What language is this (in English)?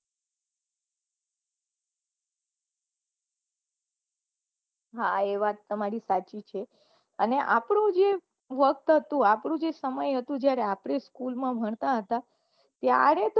Gujarati